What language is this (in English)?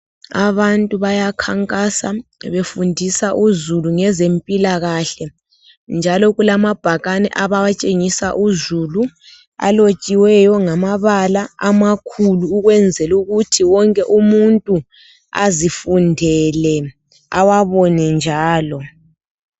North Ndebele